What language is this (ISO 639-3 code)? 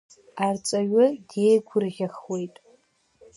abk